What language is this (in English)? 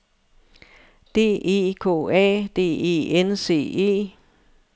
Danish